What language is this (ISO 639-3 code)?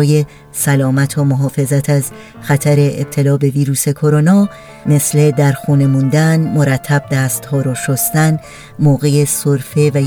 fas